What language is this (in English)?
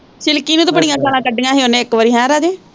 Punjabi